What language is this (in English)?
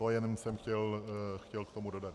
Czech